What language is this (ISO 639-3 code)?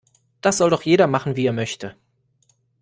deu